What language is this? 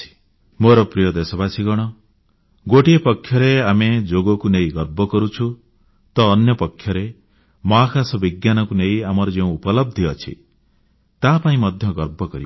Odia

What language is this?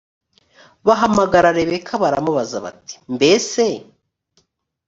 Kinyarwanda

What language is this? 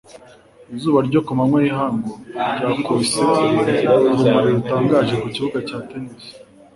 Kinyarwanda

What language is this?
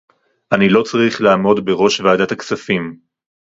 Hebrew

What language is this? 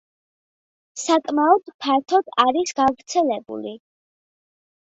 Georgian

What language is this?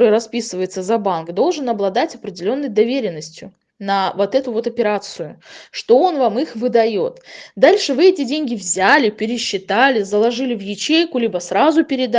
Russian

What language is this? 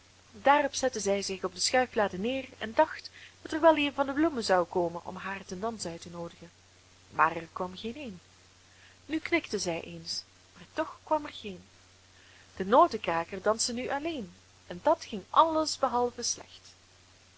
Dutch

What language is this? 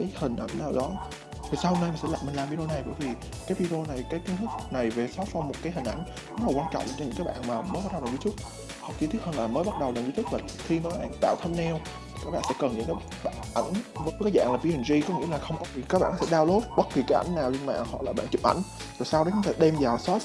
Vietnamese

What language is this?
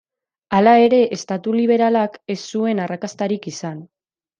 Basque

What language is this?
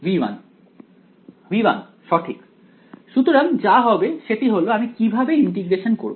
Bangla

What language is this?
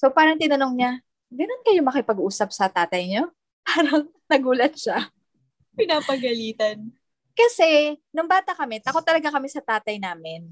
Filipino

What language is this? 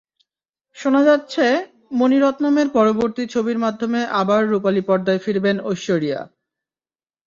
Bangla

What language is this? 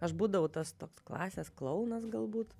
Lithuanian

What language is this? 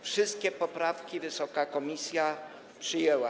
Polish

